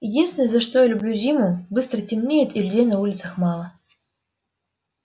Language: Russian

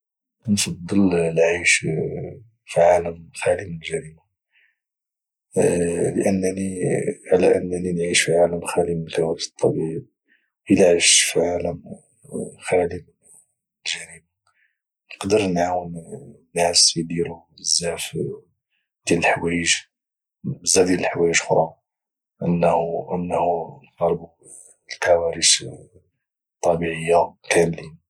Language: Moroccan Arabic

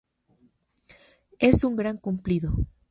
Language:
Spanish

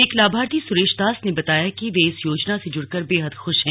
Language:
Hindi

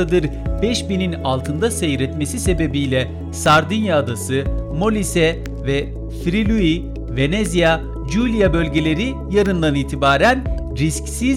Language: Turkish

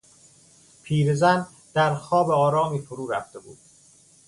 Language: Persian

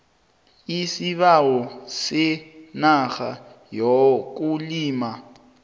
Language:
South Ndebele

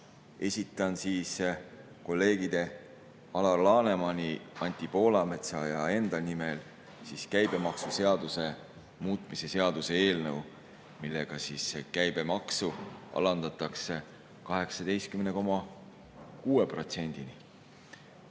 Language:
Estonian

